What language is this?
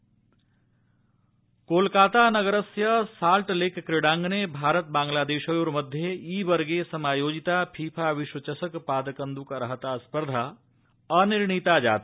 Sanskrit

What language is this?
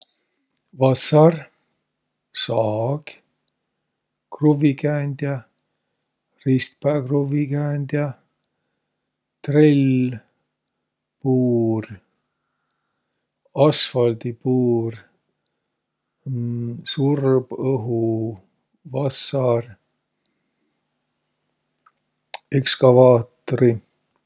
Võro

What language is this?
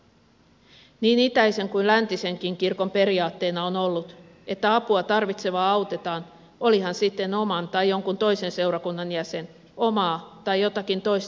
Finnish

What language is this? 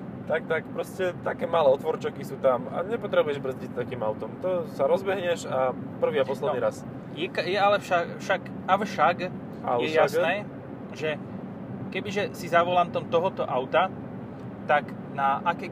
Slovak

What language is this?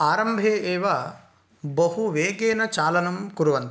Sanskrit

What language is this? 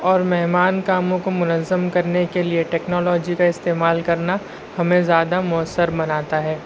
Urdu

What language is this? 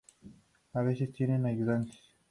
Spanish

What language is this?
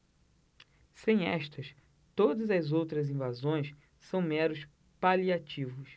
Portuguese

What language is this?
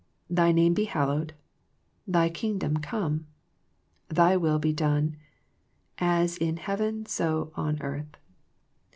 English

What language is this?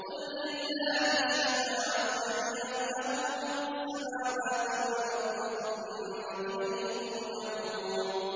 Arabic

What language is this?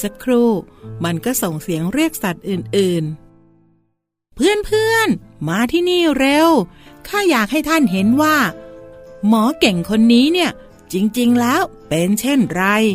Thai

